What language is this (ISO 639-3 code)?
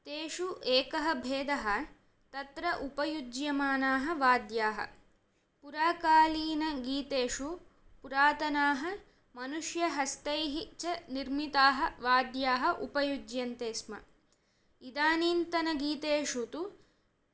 san